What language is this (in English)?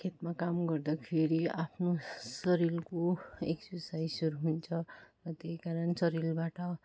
Nepali